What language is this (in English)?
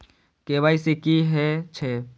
Maithili